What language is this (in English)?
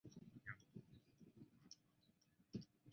Chinese